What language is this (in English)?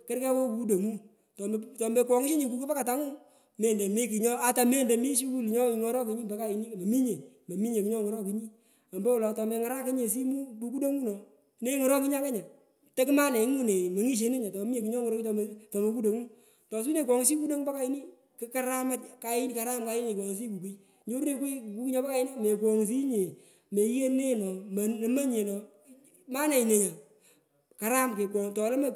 Pökoot